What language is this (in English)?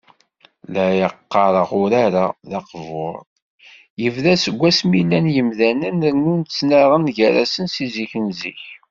Kabyle